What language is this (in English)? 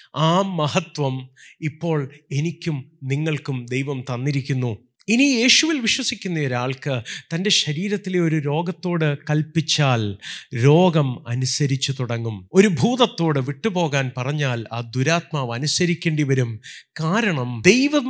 Malayalam